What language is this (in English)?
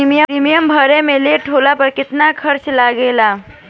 Bhojpuri